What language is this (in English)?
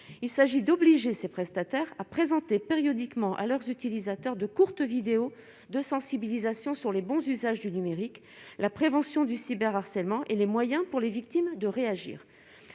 French